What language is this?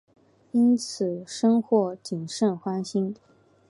Chinese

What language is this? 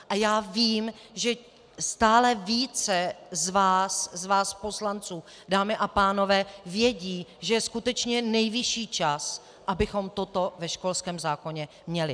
Czech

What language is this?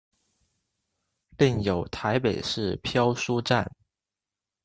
Chinese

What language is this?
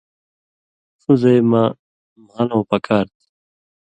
Indus Kohistani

